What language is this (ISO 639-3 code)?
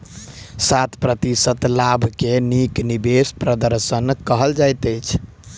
mai